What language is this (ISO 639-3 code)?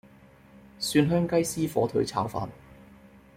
yue